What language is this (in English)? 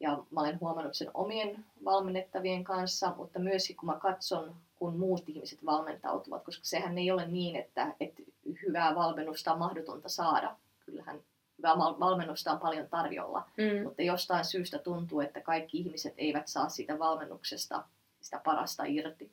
Finnish